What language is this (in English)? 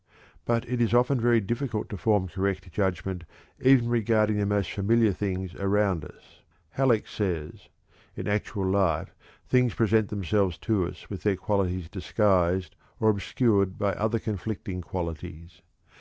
English